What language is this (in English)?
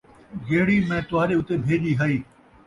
Saraiki